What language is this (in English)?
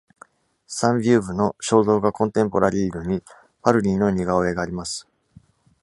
Japanese